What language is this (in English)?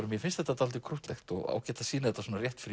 Icelandic